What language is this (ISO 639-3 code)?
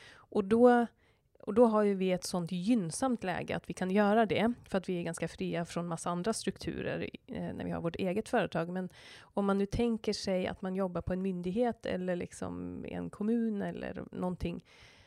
swe